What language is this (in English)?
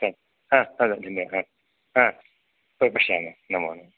Sanskrit